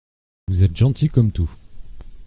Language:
French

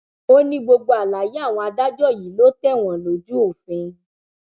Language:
Yoruba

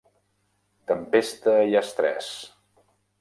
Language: Catalan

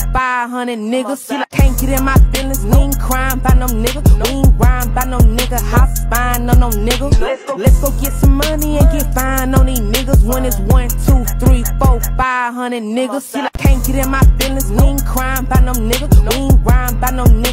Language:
English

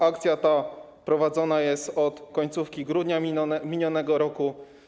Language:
Polish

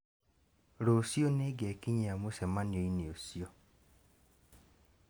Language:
Kikuyu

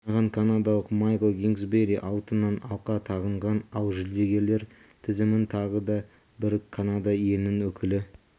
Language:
Kazakh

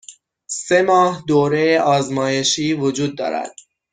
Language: Persian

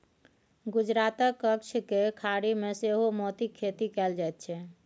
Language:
Maithili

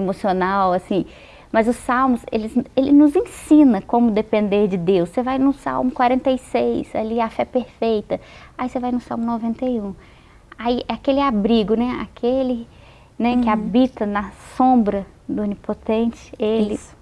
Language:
Portuguese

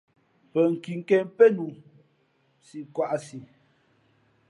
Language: Fe'fe'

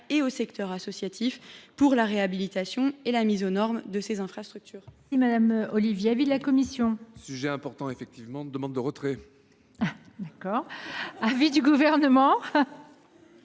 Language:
French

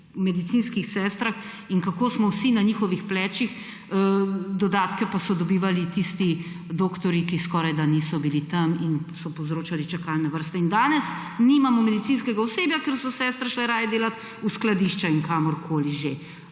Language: Slovenian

